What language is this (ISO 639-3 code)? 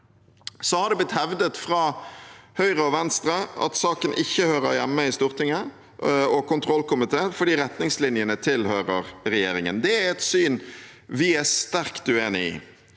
nor